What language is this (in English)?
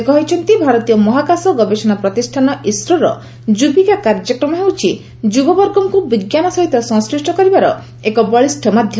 Odia